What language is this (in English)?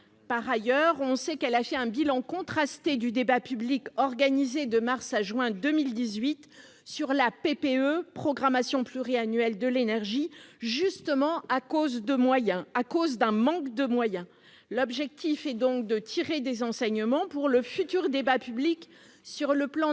French